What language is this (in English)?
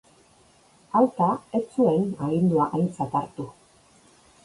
Basque